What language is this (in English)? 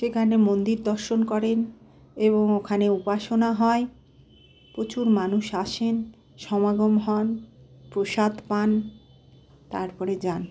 Bangla